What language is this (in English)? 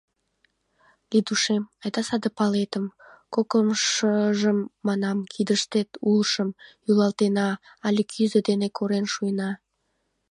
Mari